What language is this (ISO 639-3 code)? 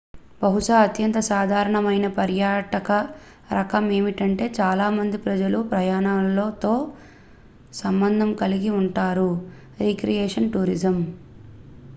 tel